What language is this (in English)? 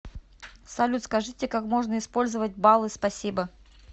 Russian